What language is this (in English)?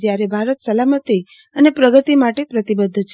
Gujarati